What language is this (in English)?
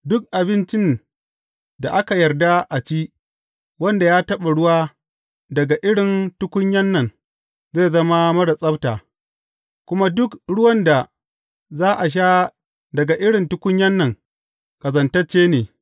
Hausa